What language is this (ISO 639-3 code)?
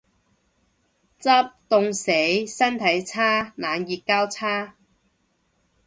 yue